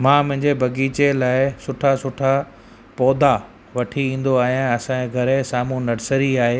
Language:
Sindhi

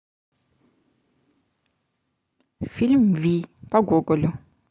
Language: Russian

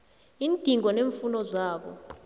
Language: South Ndebele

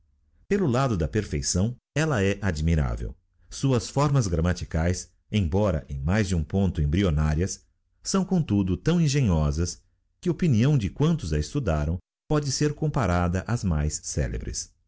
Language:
Portuguese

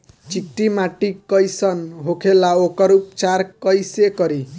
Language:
Bhojpuri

